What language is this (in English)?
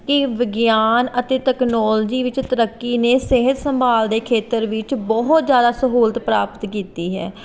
Punjabi